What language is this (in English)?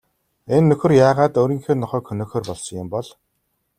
Mongolian